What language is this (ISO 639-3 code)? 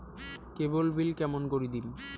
ben